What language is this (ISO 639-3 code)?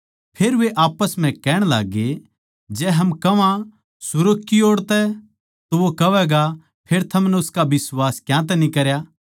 bgc